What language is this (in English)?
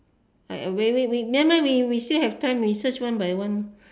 English